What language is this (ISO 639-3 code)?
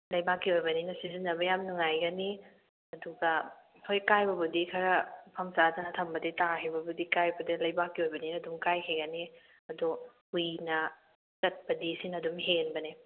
mni